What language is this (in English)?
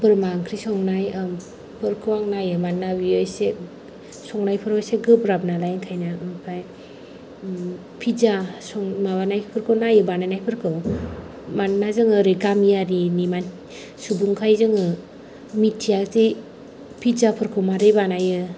Bodo